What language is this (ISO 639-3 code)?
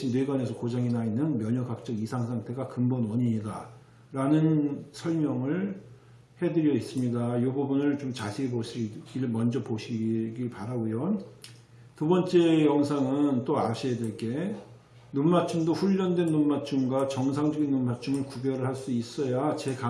kor